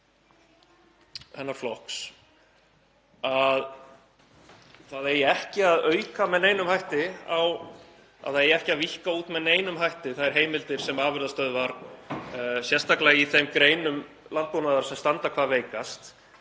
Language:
Icelandic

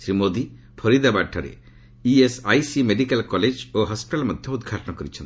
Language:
Odia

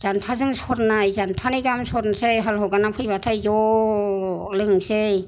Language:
Bodo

